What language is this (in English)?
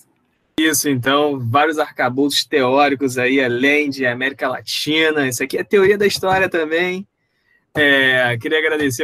Portuguese